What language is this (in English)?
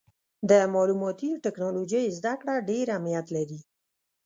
Pashto